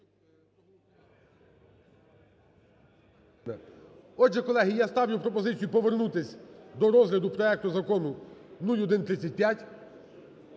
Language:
Ukrainian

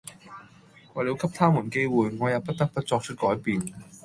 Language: Cantonese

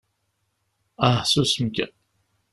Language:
Kabyle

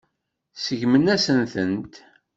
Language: Kabyle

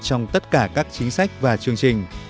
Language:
Vietnamese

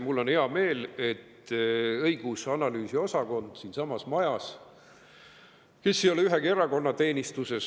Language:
Estonian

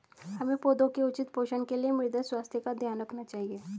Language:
Hindi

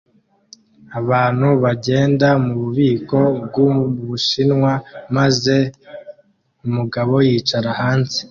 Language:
Kinyarwanda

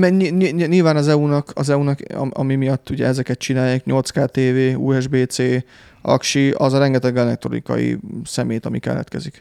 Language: Hungarian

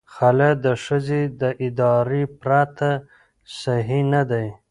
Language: Pashto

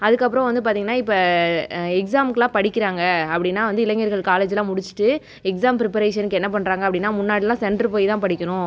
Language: Tamil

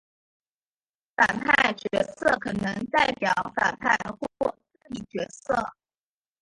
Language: Chinese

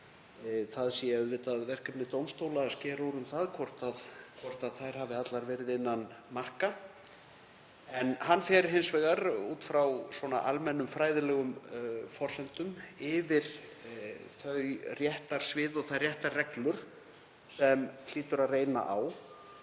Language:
Icelandic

